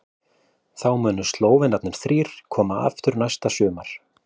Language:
Icelandic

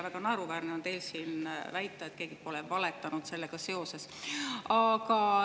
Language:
Estonian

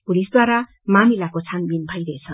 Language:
Nepali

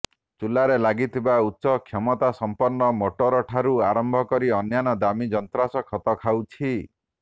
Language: Odia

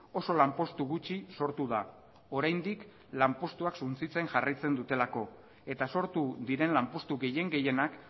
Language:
Basque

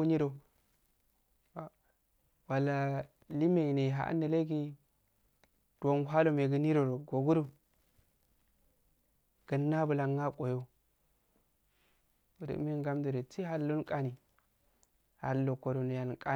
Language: Afade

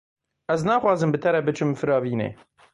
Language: Kurdish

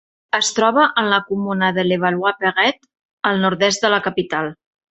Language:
Catalan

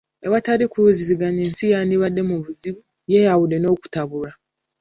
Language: Ganda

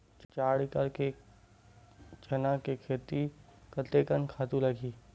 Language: Chhattisgarhi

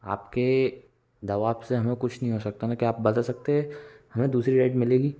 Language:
Hindi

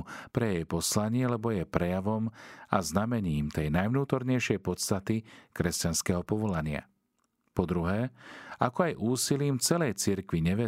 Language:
Slovak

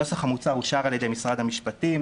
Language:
Hebrew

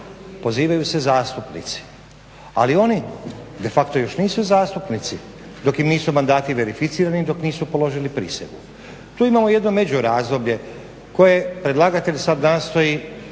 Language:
Croatian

